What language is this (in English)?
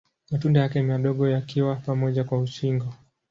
Swahili